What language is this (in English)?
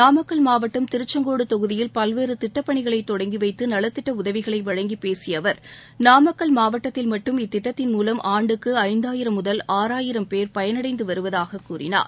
Tamil